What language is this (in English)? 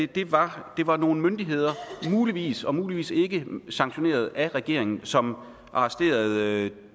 Danish